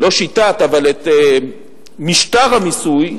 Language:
Hebrew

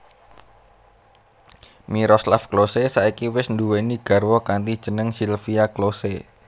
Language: Javanese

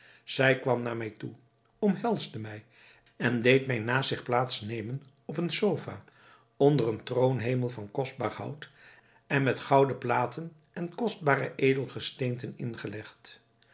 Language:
Dutch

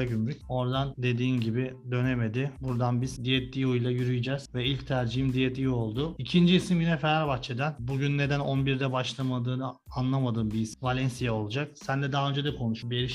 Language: Turkish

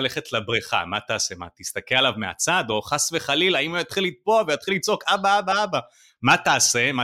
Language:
Hebrew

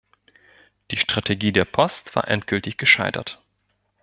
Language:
German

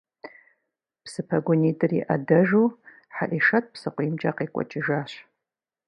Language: Kabardian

